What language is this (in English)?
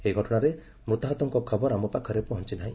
Odia